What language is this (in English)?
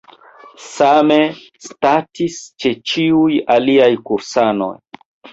Esperanto